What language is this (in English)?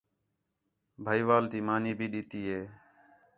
Khetrani